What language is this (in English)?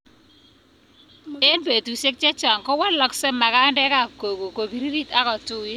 Kalenjin